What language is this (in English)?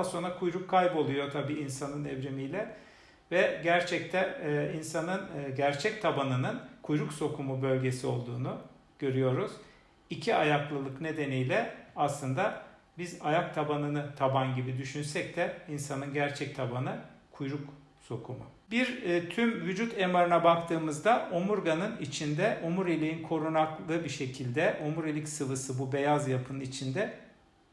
Turkish